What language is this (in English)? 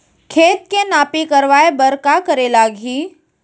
Chhattisgarhi